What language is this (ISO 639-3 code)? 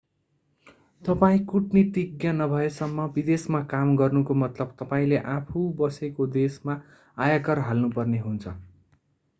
nep